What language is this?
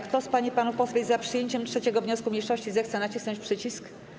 Polish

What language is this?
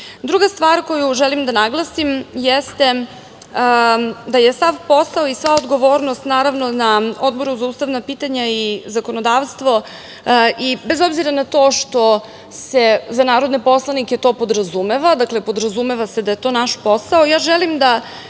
Serbian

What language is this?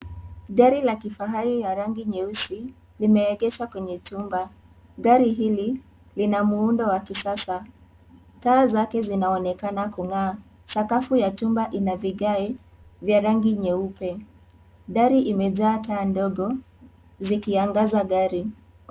Swahili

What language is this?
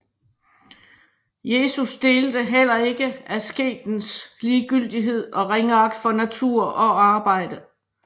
Danish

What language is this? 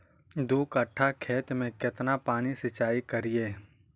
Magahi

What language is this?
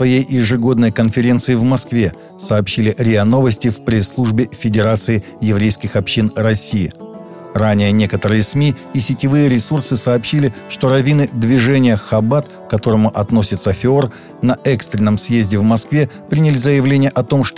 Russian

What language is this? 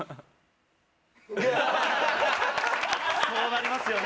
Japanese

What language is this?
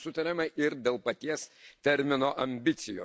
Lithuanian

